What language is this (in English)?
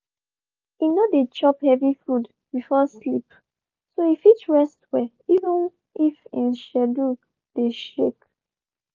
Nigerian Pidgin